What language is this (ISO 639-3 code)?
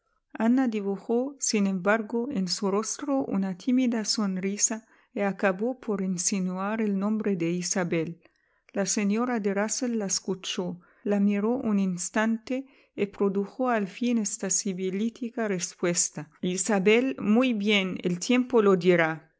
spa